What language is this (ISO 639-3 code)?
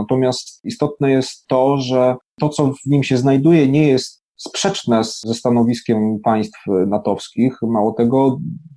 pol